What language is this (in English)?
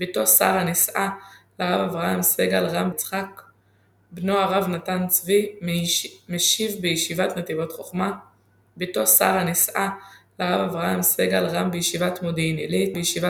Hebrew